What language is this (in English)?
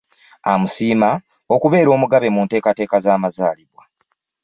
Ganda